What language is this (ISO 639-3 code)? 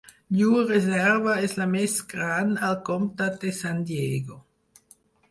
cat